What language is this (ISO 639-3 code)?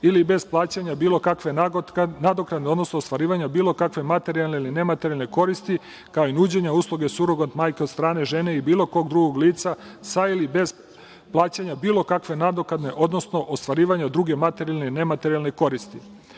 srp